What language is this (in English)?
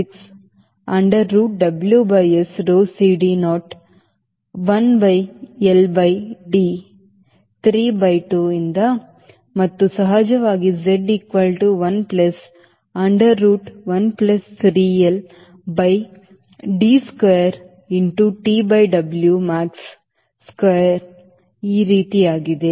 Kannada